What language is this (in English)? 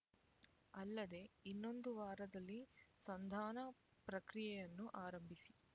Kannada